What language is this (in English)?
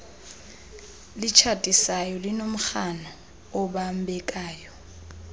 Xhosa